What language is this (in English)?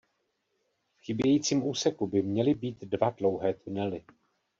Czech